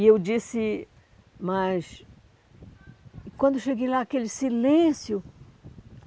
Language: Portuguese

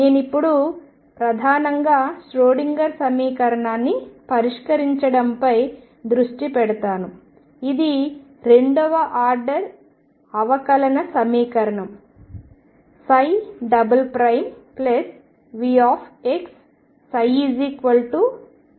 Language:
Telugu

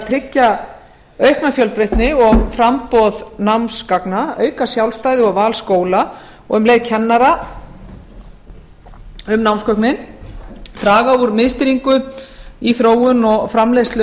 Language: Icelandic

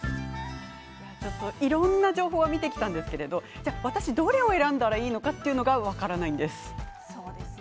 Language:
Japanese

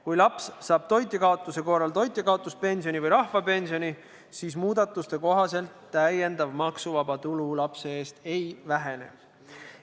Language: Estonian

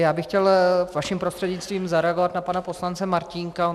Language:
Czech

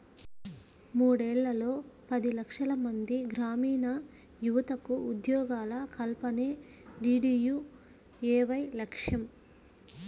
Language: Telugu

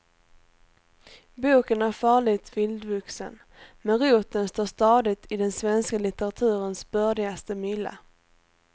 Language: Swedish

